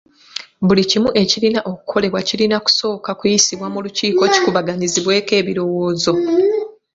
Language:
Ganda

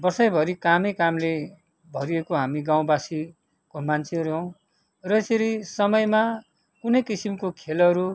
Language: Nepali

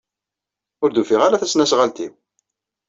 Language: Kabyle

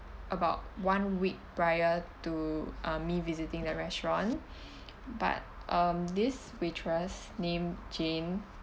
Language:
English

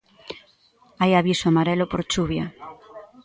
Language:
Galician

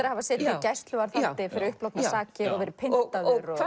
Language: Icelandic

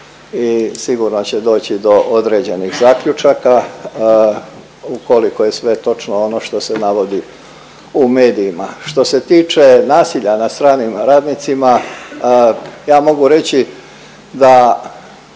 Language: Croatian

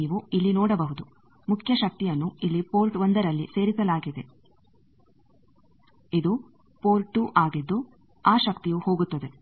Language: Kannada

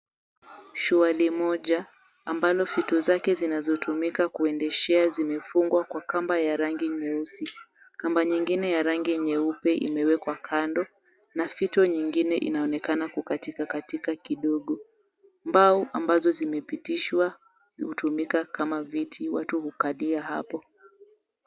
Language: Swahili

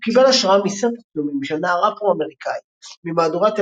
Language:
Hebrew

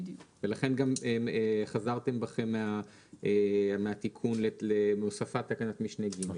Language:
Hebrew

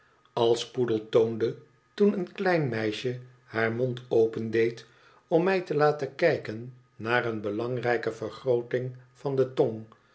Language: Dutch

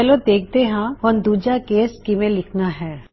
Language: Punjabi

